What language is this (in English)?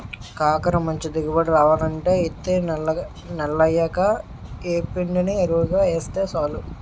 Telugu